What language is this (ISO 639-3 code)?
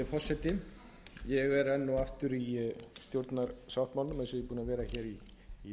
isl